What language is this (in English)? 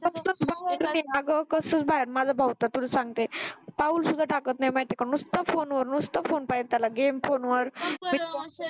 Marathi